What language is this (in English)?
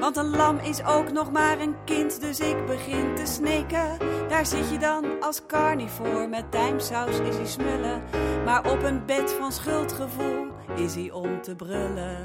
Dutch